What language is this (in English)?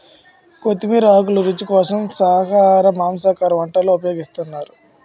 Telugu